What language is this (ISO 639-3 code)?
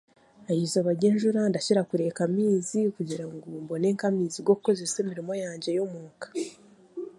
cgg